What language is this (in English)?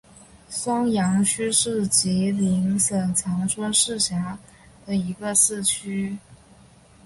Chinese